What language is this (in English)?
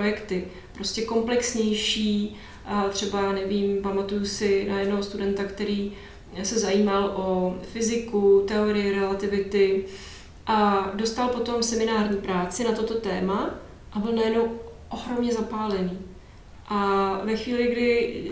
Czech